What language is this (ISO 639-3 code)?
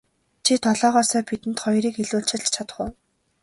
mon